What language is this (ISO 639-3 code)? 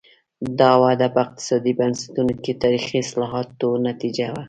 pus